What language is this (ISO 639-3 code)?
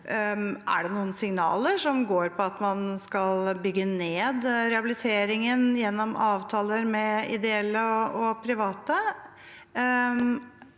nor